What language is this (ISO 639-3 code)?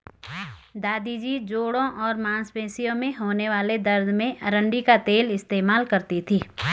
hin